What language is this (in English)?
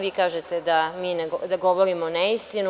Serbian